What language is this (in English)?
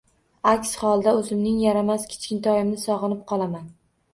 Uzbek